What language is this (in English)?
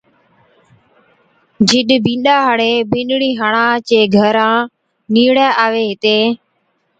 Od